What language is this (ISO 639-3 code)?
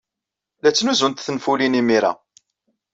kab